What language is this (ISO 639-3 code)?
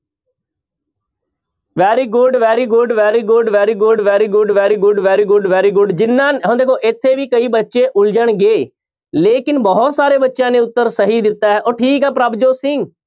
pan